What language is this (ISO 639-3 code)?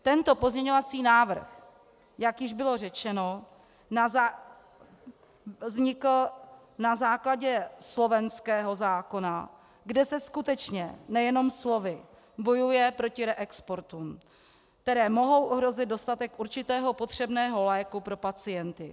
ces